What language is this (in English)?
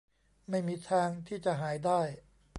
Thai